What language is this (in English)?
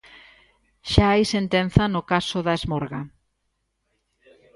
Galician